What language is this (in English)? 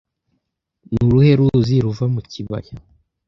Kinyarwanda